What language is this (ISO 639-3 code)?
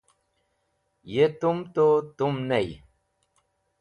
wbl